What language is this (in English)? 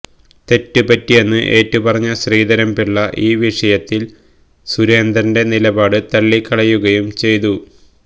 Malayalam